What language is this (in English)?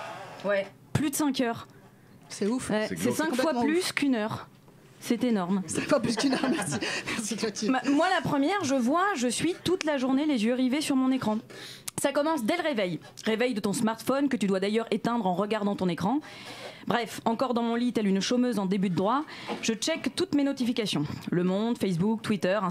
French